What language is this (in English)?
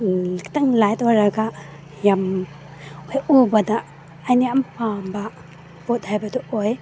Manipuri